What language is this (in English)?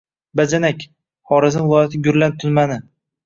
Uzbek